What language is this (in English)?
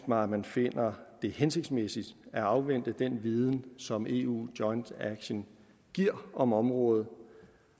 Danish